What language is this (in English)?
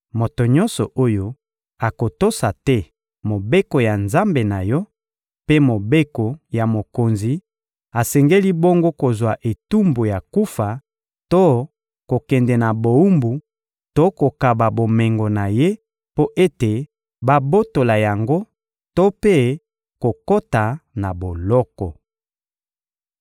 Lingala